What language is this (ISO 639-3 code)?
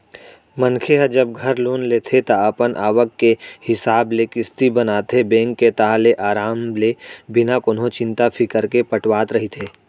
hne